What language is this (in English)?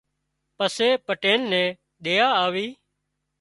Wadiyara Koli